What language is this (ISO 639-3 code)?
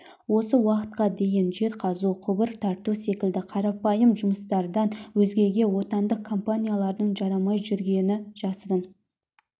kaz